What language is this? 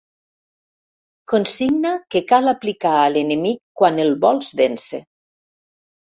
Catalan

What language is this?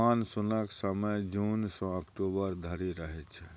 Maithili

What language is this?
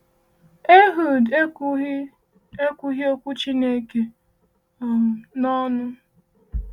Igbo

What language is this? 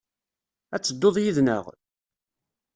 Kabyle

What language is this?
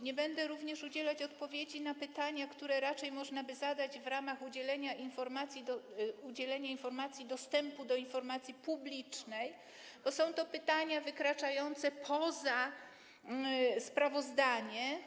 Polish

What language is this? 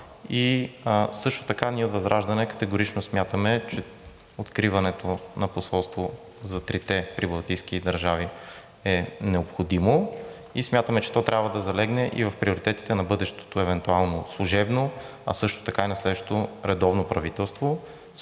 Bulgarian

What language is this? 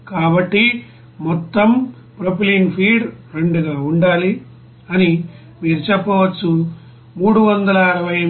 Telugu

